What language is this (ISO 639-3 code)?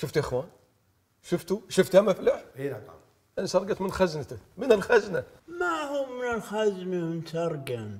ara